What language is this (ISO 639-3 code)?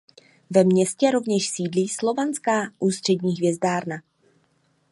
ces